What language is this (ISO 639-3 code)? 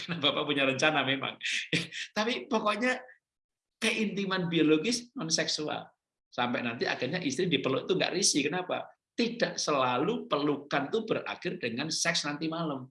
ind